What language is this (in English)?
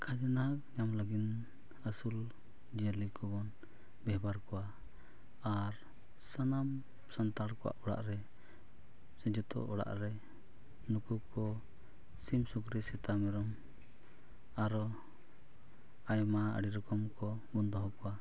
Santali